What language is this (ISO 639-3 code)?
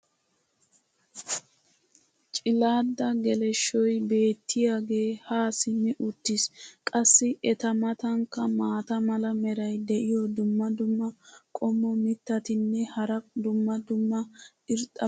wal